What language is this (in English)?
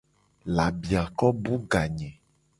Gen